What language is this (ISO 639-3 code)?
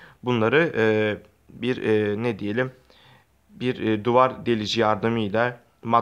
tur